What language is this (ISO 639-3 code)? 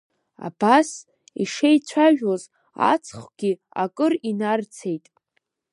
abk